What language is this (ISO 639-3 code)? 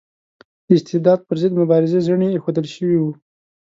pus